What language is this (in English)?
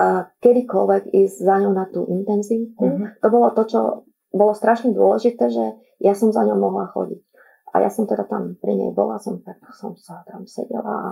Slovak